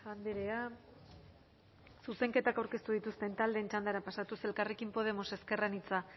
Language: Basque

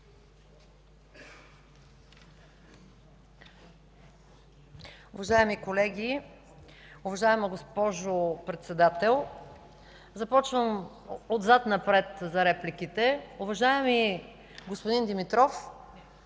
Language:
Bulgarian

